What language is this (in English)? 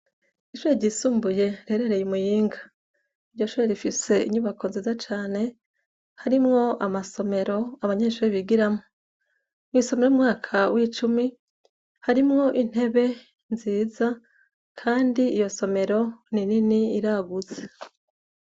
Rundi